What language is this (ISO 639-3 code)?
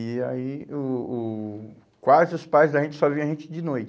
por